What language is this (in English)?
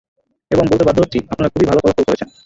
Bangla